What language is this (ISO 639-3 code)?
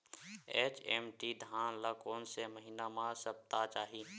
hne